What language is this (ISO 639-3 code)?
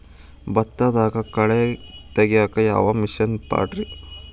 kan